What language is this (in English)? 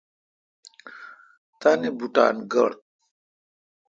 Kalkoti